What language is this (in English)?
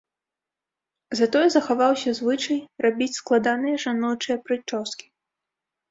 Belarusian